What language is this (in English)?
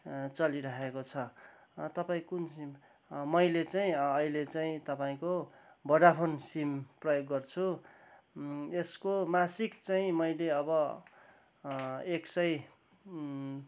Nepali